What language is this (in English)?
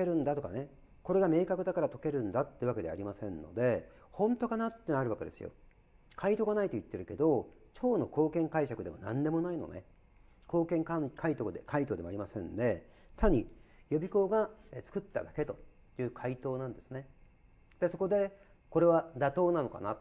Japanese